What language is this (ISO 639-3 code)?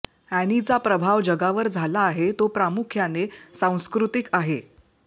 mar